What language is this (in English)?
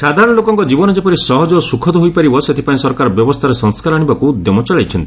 Odia